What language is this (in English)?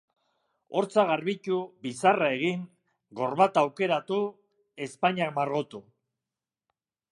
Basque